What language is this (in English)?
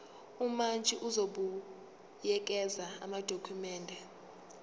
Zulu